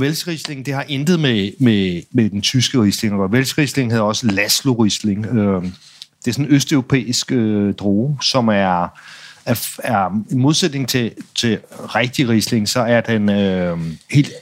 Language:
Danish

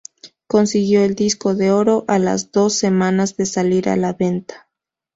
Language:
Spanish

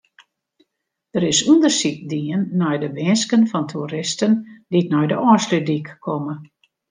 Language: Western Frisian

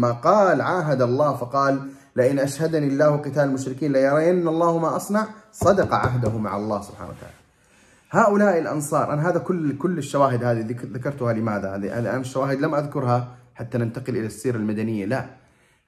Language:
Arabic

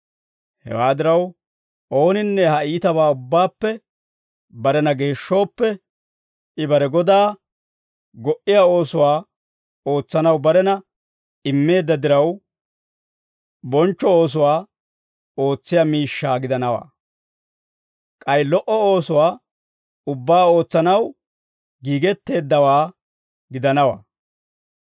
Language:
Dawro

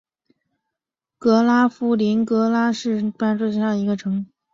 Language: Chinese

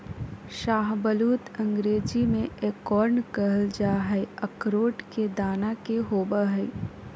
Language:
Magahi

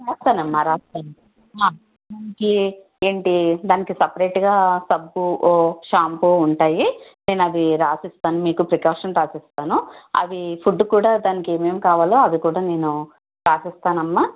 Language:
Telugu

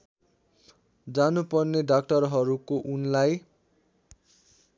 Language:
Nepali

